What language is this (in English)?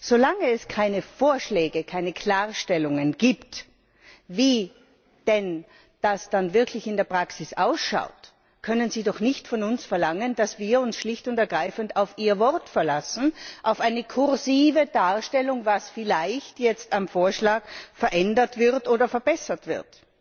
German